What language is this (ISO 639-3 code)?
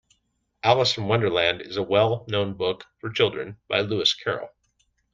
eng